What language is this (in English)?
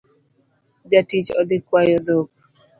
Luo (Kenya and Tanzania)